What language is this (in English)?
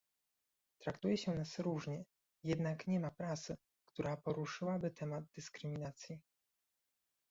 Polish